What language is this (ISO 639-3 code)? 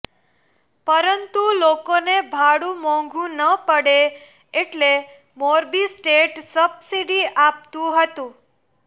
guj